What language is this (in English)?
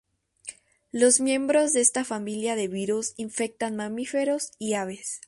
Spanish